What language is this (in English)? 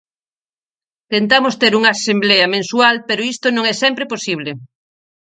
Galician